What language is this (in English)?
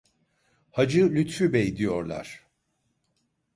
Turkish